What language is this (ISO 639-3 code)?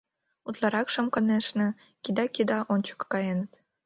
chm